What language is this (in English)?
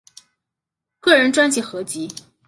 Chinese